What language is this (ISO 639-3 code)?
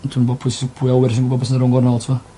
cym